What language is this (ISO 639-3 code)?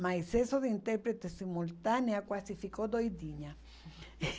por